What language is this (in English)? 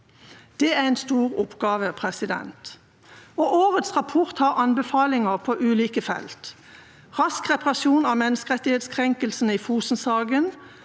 Norwegian